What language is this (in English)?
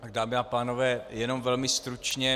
Czech